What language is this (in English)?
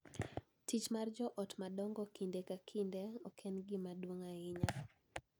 Luo (Kenya and Tanzania)